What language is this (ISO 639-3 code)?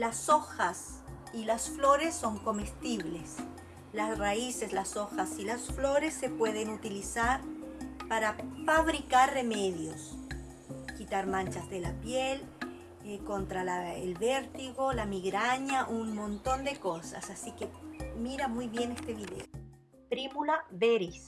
spa